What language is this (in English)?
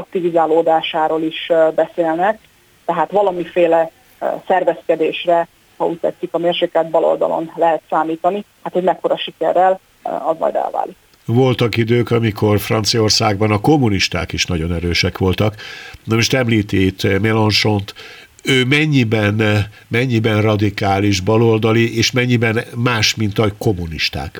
Hungarian